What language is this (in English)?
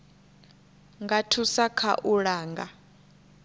Venda